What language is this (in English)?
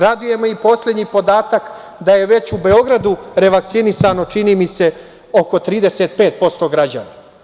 Serbian